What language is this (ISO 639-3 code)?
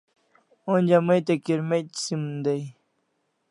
kls